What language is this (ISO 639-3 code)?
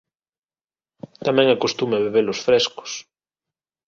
glg